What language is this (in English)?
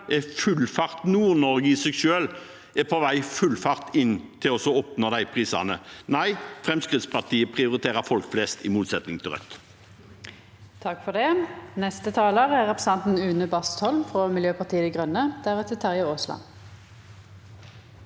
Norwegian